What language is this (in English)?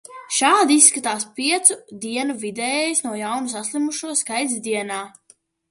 Latvian